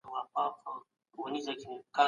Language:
Pashto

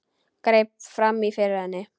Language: Icelandic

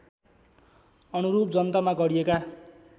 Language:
Nepali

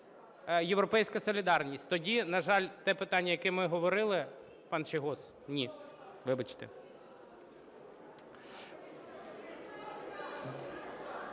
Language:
Ukrainian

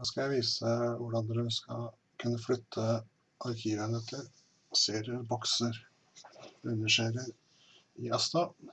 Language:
Norwegian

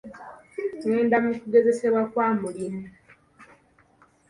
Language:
Ganda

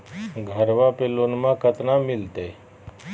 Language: Magahi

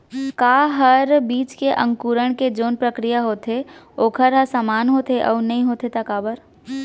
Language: Chhattisgarhi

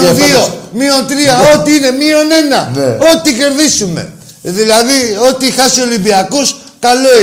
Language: Greek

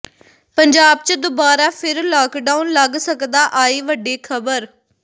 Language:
Punjabi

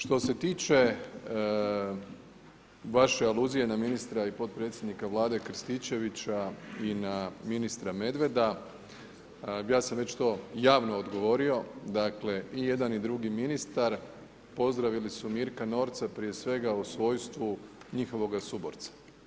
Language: Croatian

